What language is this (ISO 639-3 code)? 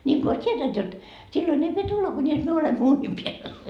fin